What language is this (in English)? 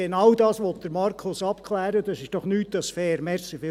Swiss German